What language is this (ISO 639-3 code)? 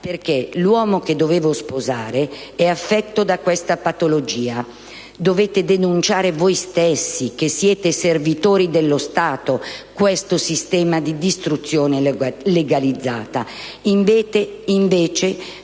ita